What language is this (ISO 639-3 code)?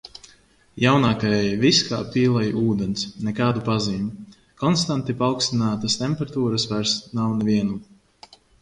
lav